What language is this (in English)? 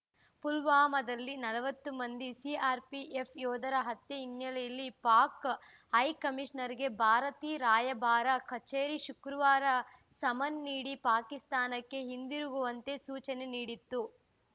Kannada